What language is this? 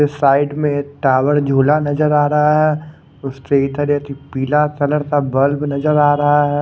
Hindi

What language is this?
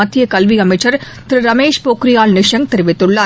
Tamil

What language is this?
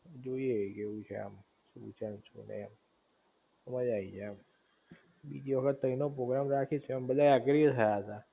Gujarati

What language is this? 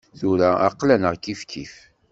Kabyle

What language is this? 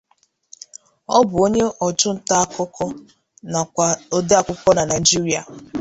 Igbo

